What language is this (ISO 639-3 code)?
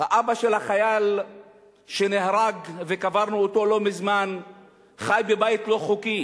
heb